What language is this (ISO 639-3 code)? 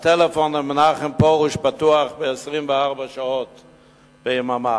heb